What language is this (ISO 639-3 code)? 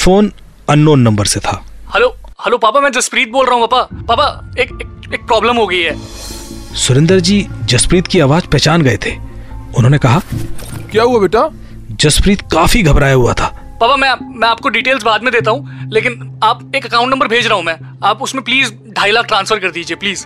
hin